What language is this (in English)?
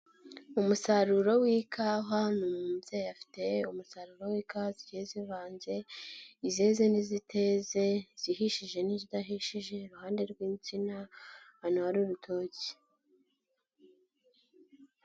Kinyarwanda